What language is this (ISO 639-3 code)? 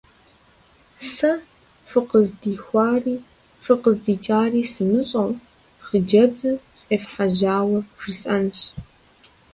kbd